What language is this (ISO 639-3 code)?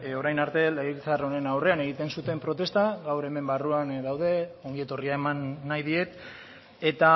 eus